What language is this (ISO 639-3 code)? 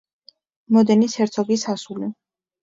kat